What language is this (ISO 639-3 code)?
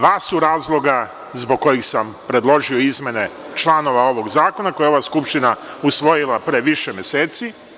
srp